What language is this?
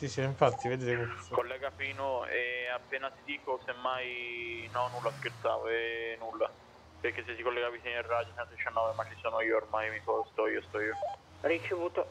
Italian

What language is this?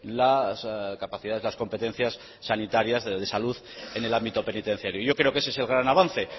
Spanish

